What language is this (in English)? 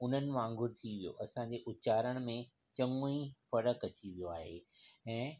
Sindhi